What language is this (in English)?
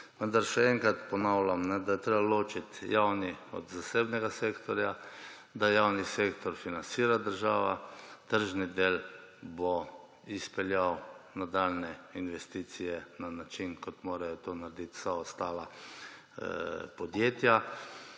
Slovenian